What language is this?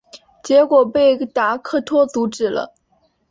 Chinese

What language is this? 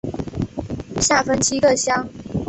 Chinese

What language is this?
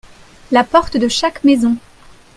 French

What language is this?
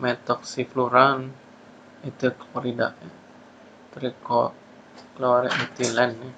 Indonesian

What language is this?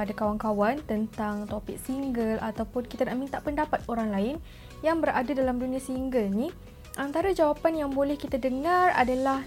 Malay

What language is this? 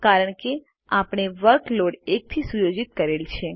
Gujarati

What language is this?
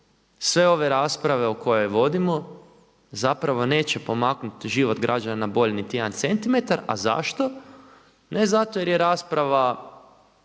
Croatian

